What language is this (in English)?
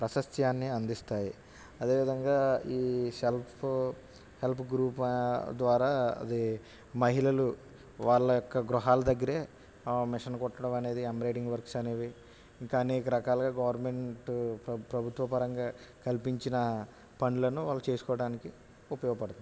Telugu